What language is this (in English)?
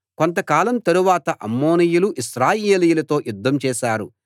Telugu